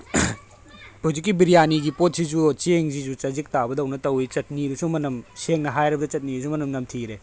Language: Manipuri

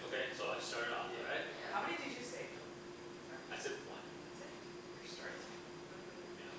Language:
English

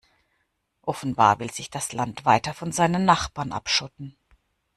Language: German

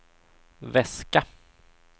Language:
Swedish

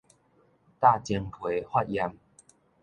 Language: Min Nan Chinese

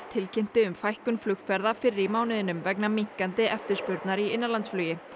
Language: Icelandic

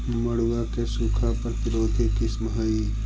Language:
Magahi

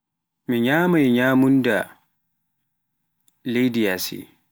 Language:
Pular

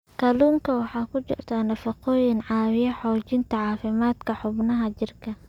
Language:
Somali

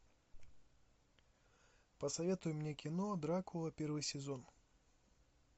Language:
Russian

